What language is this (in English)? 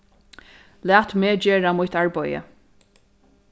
Faroese